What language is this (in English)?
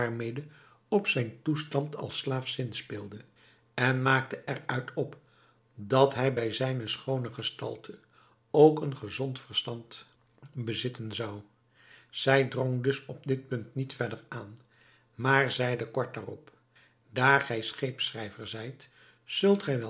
Dutch